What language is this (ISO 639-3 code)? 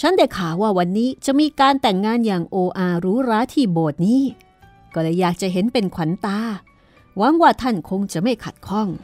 tha